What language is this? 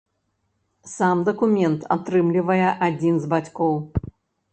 Belarusian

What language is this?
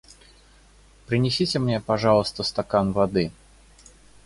Russian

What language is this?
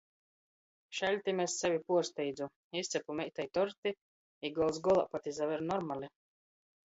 Latgalian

